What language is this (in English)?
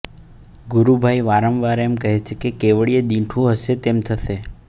Gujarati